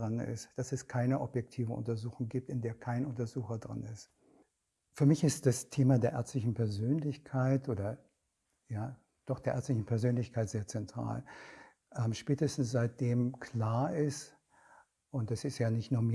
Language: German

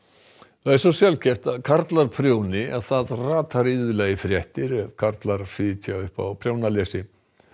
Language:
Icelandic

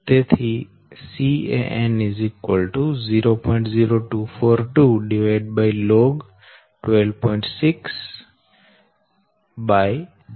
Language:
Gujarati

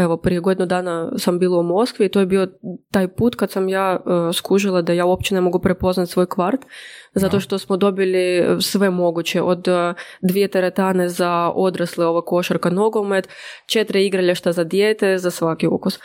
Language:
Croatian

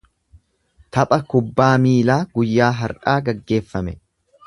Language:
Oromo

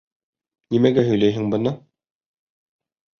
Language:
Bashkir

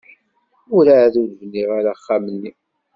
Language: Kabyle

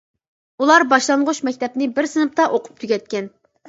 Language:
Uyghur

